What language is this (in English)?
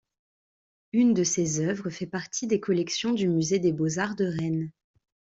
French